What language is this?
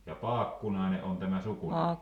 Finnish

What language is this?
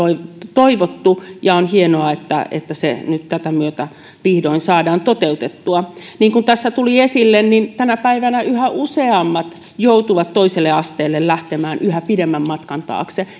Finnish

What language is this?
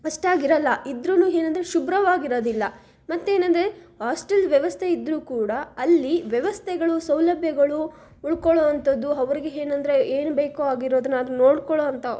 Kannada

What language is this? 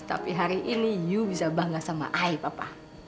Indonesian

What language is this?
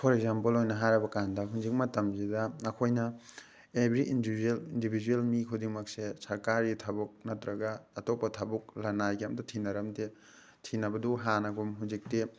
Manipuri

